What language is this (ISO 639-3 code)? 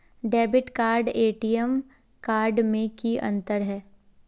mag